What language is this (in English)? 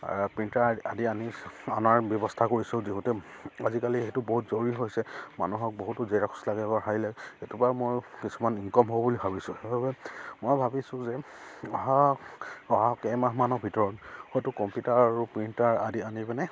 Assamese